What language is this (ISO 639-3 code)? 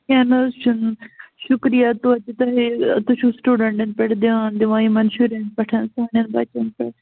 kas